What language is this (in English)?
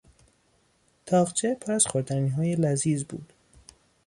Persian